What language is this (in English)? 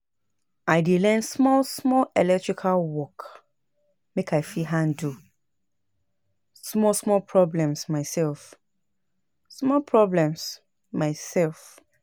Nigerian Pidgin